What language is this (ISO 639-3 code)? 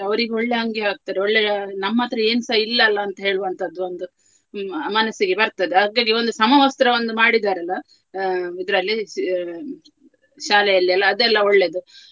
kan